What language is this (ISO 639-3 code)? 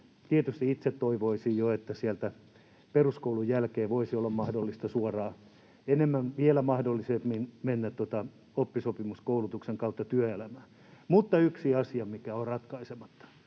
fin